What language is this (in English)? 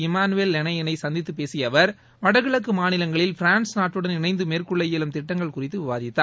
Tamil